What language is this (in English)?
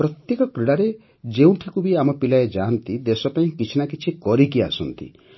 Odia